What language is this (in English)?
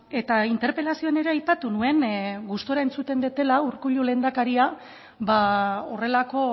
Basque